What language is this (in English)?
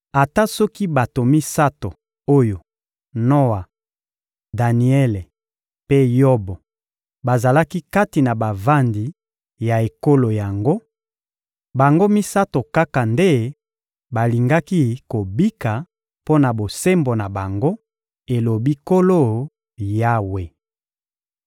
Lingala